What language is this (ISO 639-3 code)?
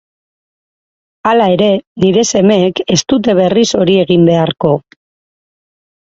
eus